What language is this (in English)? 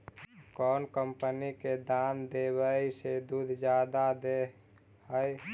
Magahi